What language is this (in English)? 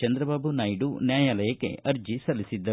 Kannada